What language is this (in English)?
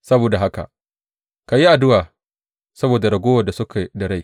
Hausa